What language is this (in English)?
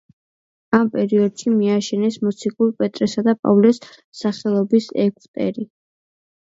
Georgian